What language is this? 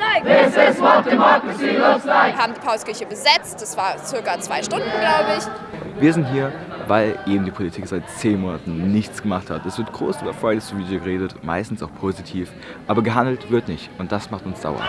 German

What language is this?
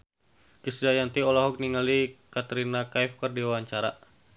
Sundanese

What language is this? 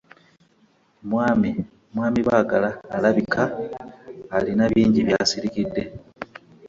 Ganda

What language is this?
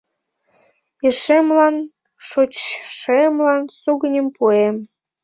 Mari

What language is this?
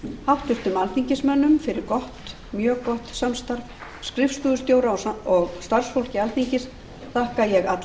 Icelandic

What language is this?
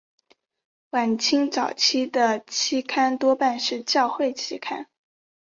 Chinese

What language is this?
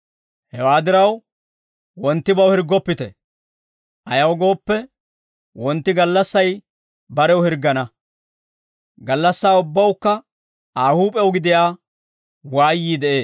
Dawro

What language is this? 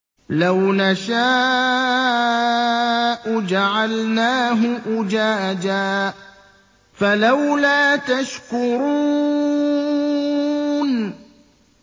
Arabic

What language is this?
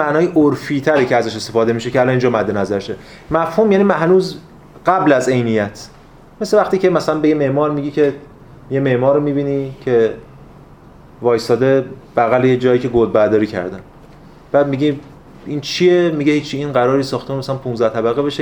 Persian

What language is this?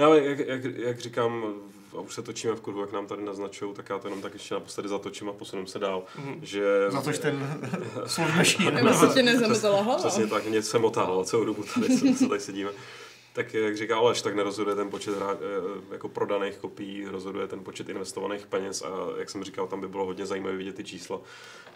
Czech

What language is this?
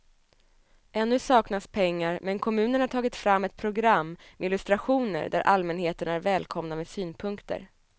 Swedish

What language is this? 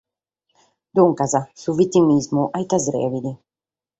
Sardinian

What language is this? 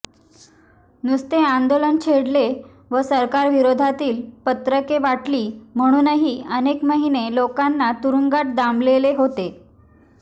Marathi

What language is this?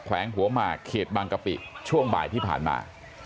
Thai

